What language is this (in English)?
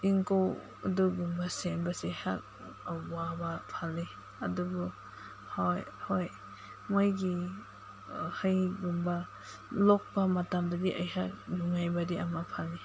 Manipuri